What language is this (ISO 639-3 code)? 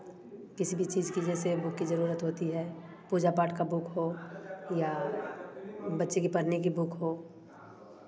hin